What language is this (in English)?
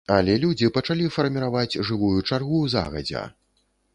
Belarusian